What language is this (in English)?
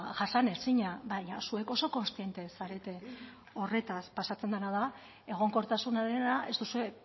Basque